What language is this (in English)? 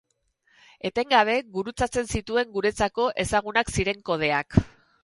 Basque